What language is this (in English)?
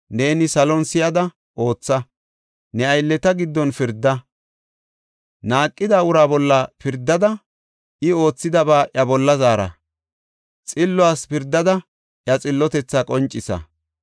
Gofa